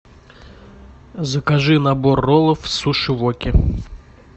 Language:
Russian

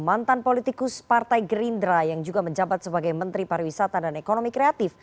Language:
Indonesian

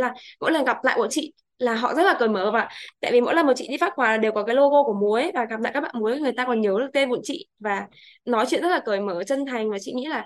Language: Vietnamese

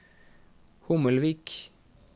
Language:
Norwegian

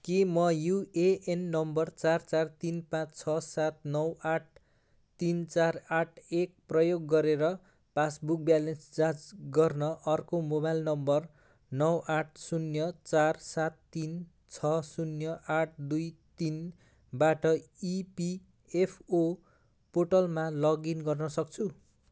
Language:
Nepali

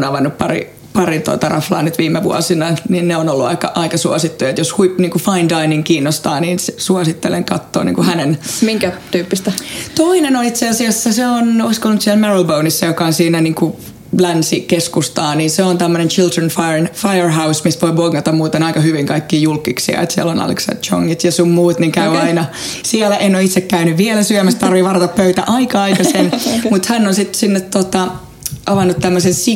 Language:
Finnish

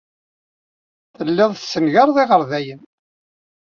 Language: Kabyle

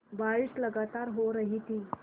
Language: Hindi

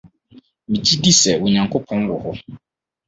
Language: Akan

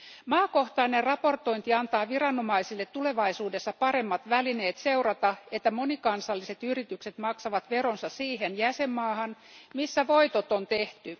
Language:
Finnish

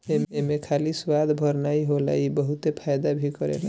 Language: Bhojpuri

